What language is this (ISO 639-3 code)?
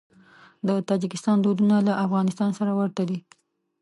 pus